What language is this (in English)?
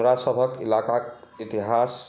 Maithili